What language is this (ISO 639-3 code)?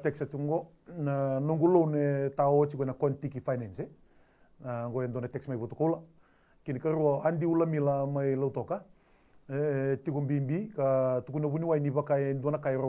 fra